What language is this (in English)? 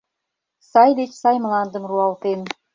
Mari